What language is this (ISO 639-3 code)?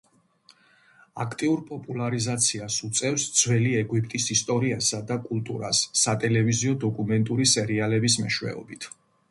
kat